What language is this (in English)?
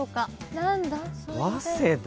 Japanese